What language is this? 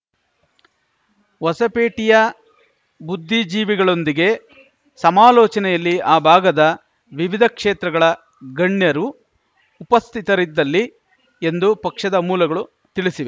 Kannada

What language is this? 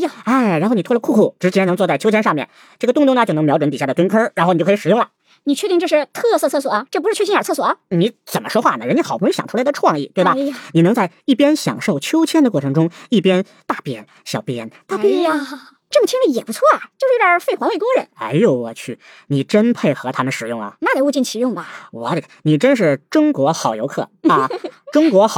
Chinese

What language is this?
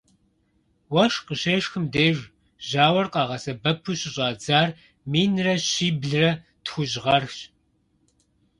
Kabardian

